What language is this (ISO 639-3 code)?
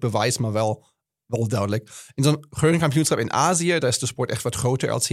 nld